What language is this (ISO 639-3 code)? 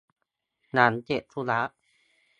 tha